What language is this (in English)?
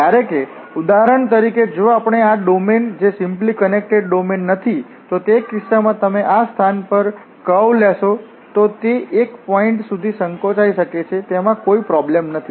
Gujarati